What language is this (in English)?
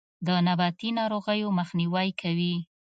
Pashto